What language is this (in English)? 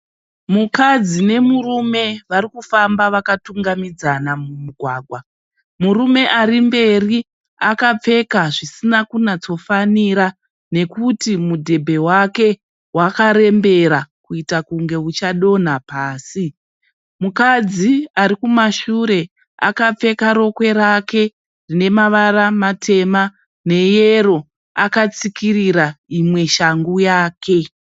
Shona